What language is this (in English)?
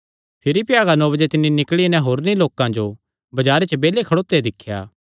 Kangri